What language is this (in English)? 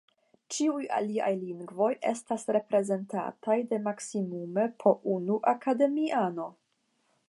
Esperanto